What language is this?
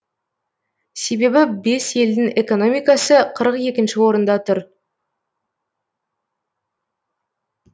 Kazakh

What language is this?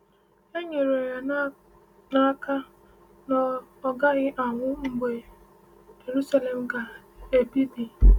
Igbo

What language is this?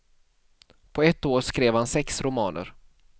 Swedish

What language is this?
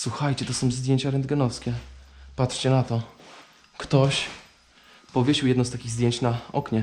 Polish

